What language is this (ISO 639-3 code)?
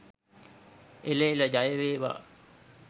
sin